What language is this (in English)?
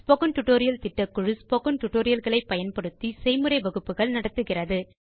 Tamil